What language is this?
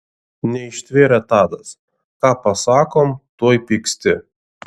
Lithuanian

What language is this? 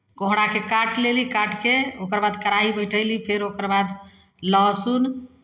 Maithili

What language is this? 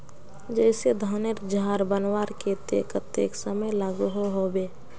Magahi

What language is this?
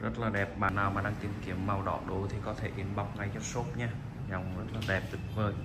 Vietnamese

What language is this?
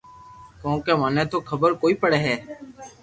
Loarki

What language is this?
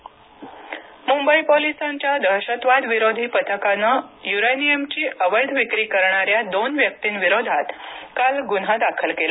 Marathi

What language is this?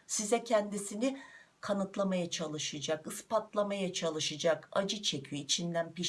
Turkish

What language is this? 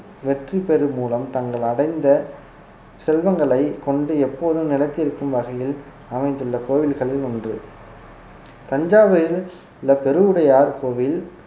Tamil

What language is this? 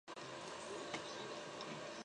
Chinese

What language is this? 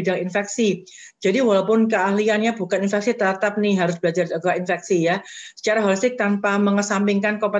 Indonesian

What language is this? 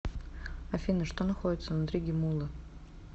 Russian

